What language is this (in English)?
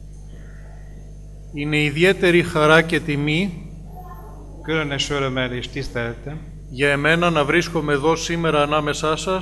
Greek